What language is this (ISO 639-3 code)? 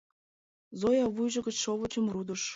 chm